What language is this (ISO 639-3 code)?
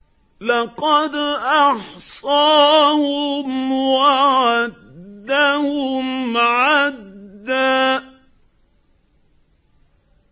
ara